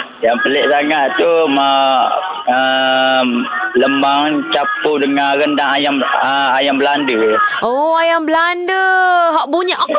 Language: Malay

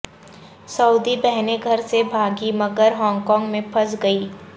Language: Urdu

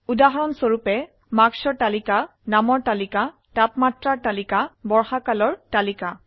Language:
Assamese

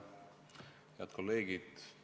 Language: Estonian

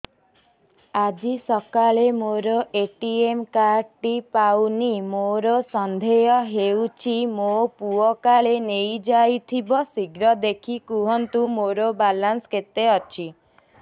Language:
Odia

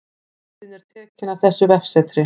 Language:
Icelandic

